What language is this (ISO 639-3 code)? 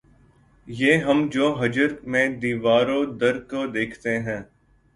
urd